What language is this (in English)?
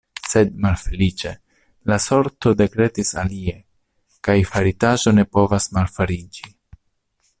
Esperanto